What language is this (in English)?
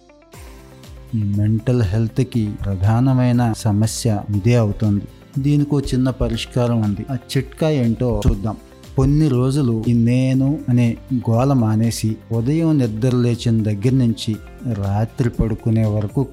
Telugu